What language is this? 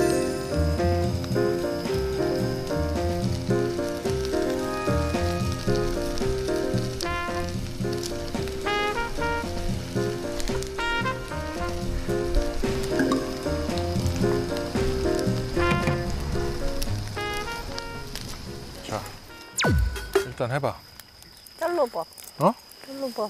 Korean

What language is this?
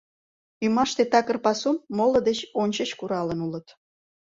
Mari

